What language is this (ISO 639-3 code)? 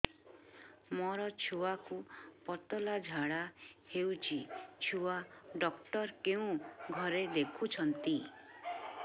ori